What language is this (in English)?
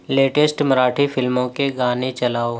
Urdu